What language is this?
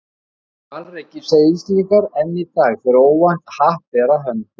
Icelandic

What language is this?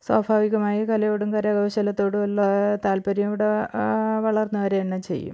Malayalam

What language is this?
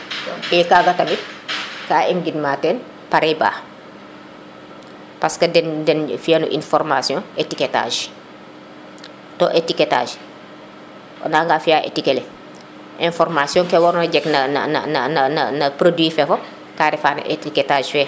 Serer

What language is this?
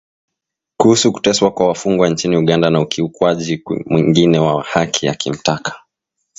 Swahili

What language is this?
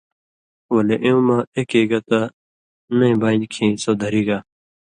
Indus Kohistani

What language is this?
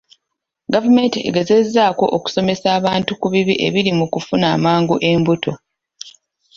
Ganda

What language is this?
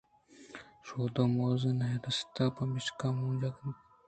Eastern Balochi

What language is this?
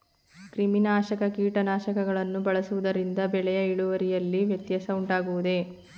Kannada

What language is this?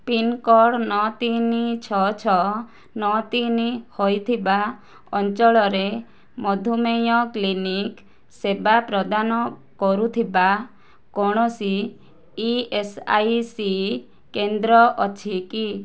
Odia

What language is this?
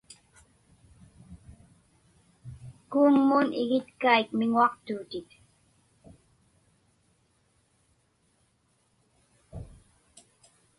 Inupiaq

